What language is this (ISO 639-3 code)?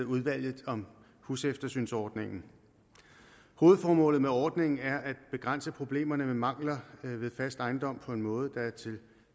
dan